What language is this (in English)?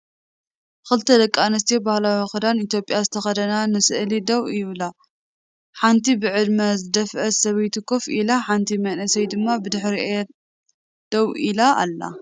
Tigrinya